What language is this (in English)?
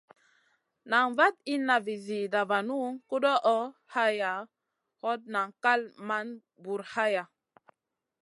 Masana